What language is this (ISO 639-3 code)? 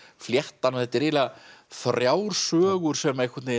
isl